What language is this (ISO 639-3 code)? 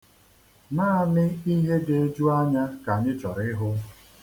ibo